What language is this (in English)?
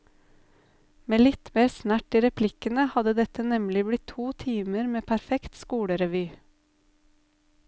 Norwegian